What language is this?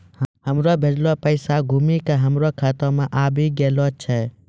Maithili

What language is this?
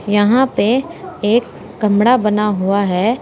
Hindi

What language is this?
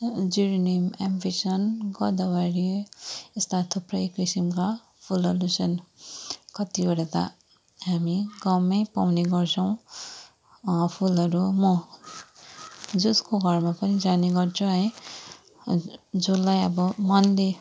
Nepali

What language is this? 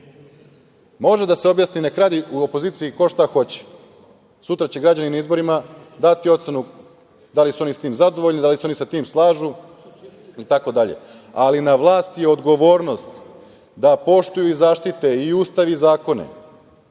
Serbian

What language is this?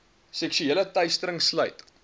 Afrikaans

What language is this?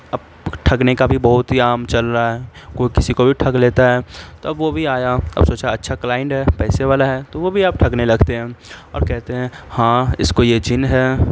Urdu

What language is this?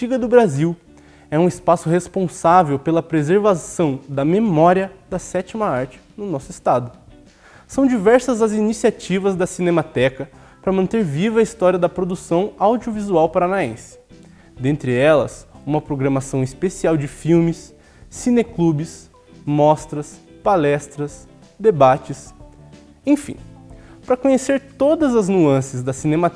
Portuguese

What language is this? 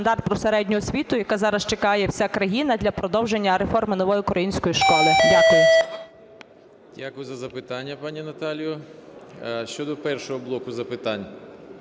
Ukrainian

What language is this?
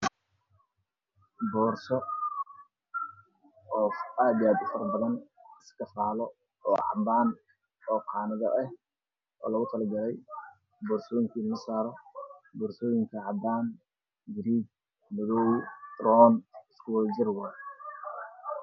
Somali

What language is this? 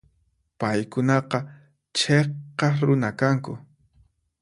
Puno Quechua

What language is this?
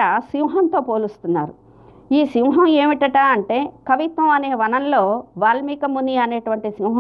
Telugu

